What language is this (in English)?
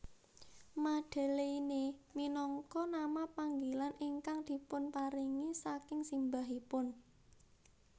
Javanese